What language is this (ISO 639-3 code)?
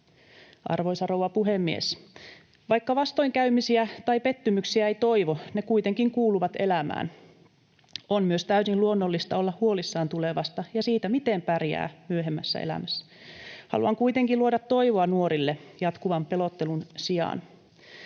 fin